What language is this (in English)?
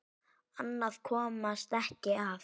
Icelandic